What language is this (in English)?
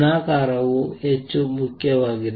Kannada